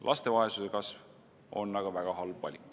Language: Estonian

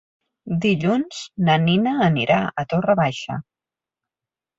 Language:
Catalan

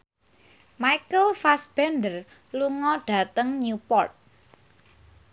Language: Javanese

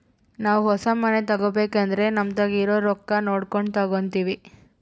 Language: Kannada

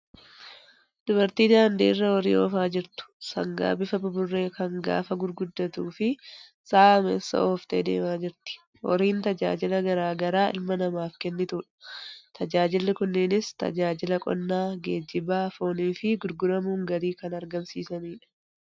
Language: Oromo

